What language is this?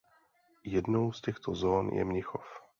Czech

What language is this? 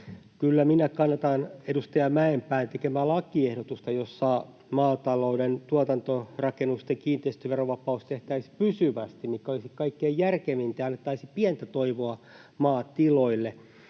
Finnish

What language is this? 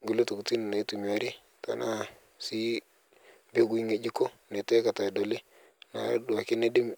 Masai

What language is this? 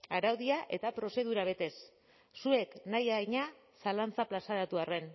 Basque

